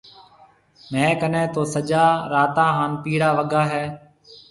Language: Marwari (Pakistan)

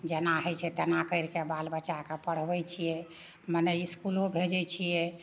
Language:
Maithili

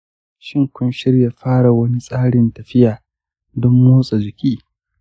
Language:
Hausa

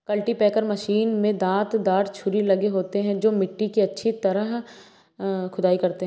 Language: Hindi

